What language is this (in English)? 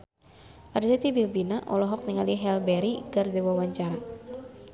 Sundanese